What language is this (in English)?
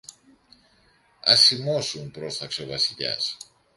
Greek